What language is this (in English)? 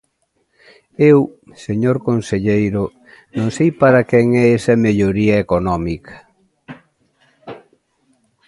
Galician